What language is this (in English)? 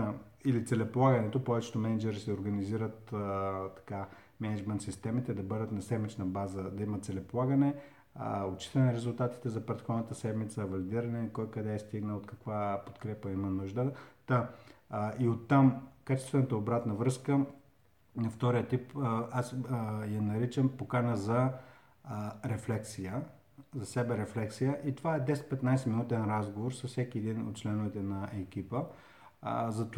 Bulgarian